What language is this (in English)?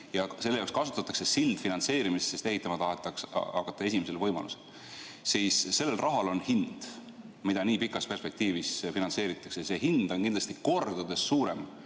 Estonian